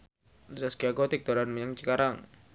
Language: Javanese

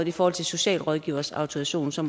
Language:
Danish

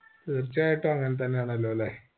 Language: Malayalam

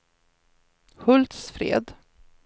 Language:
Swedish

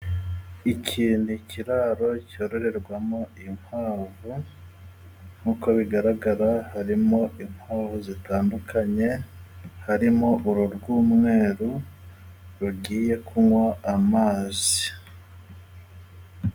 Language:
Kinyarwanda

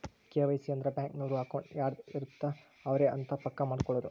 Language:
Kannada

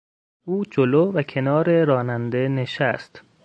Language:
Persian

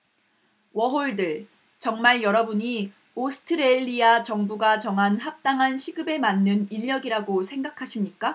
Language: Korean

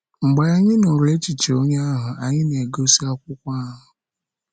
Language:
Igbo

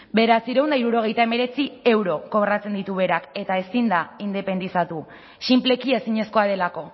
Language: Basque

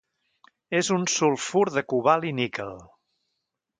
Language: Catalan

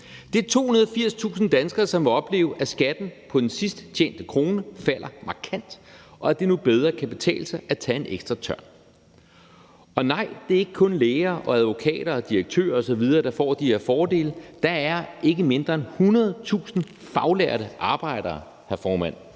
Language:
Danish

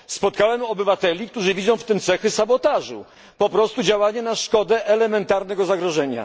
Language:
Polish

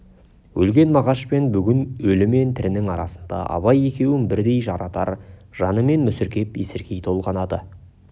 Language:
Kazakh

